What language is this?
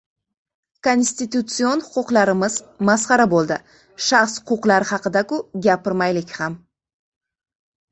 Uzbek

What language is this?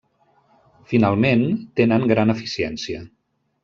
Catalan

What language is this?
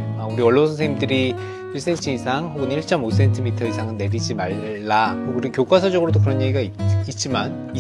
Korean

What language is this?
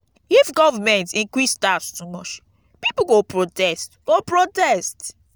Nigerian Pidgin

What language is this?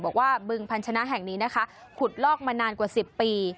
Thai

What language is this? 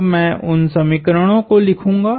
Hindi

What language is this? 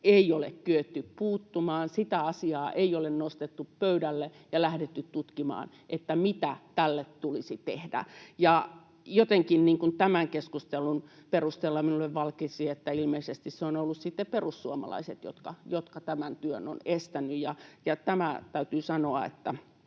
Finnish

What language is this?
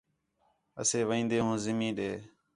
Khetrani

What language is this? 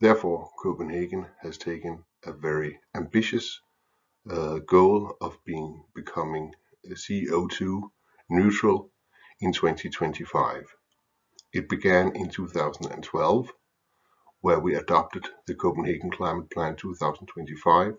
English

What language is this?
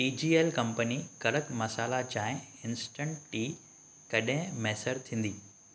Sindhi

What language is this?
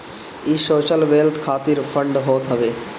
Bhojpuri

